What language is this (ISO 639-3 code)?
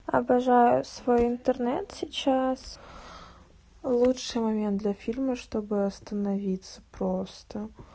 rus